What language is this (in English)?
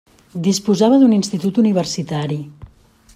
Catalan